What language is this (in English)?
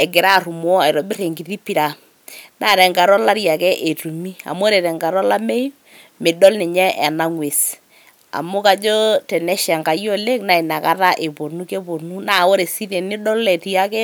Masai